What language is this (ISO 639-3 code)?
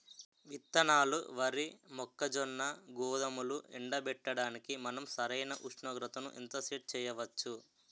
tel